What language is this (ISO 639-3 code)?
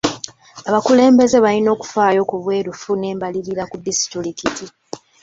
lug